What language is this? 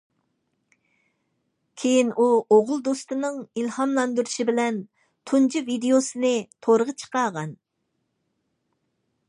Uyghur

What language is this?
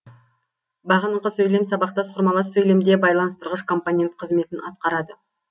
Kazakh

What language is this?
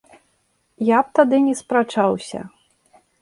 Belarusian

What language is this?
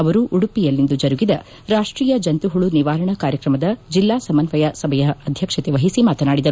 Kannada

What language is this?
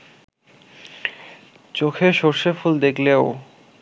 Bangla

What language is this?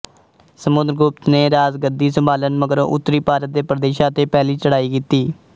Punjabi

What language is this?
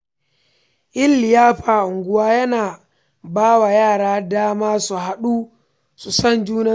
Hausa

